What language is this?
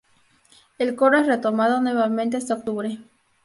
Spanish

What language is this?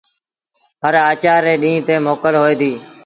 Sindhi Bhil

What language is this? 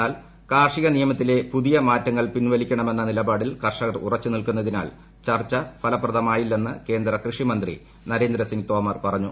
Malayalam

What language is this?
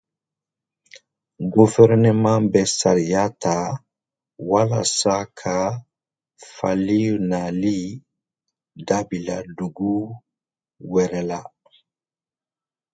Dyula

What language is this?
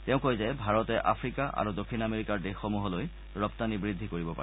Assamese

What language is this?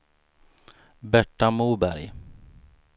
Swedish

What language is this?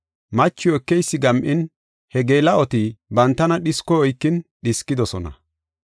Gofa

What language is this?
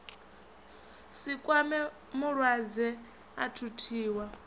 Venda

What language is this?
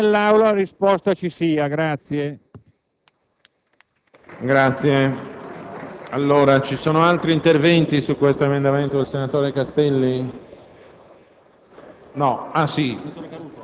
Italian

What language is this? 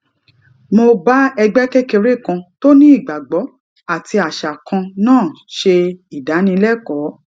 Yoruba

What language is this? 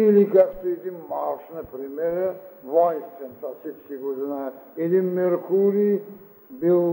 Bulgarian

